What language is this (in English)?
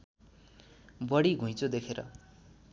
Nepali